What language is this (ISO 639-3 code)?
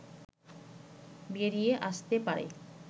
ben